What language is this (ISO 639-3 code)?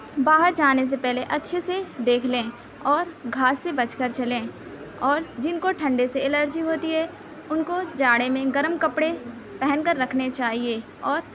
urd